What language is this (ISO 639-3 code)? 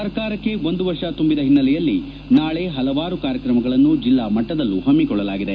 kan